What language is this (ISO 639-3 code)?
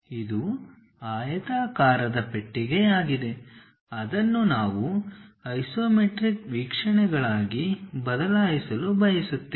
kan